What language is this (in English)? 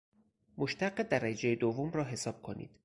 Persian